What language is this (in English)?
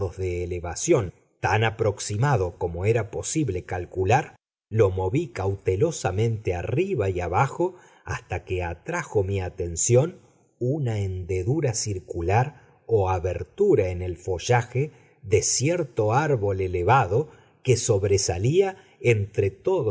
Spanish